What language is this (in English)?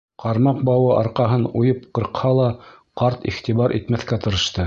Bashkir